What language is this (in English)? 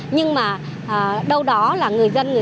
Vietnamese